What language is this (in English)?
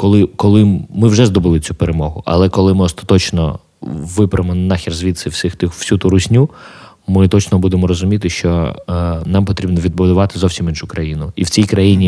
Ukrainian